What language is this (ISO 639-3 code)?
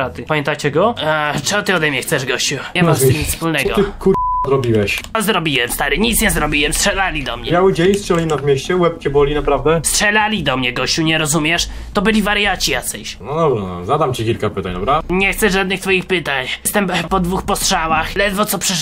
pol